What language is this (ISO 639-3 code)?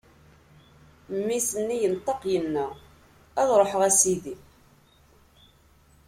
kab